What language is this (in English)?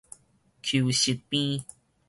Min Nan Chinese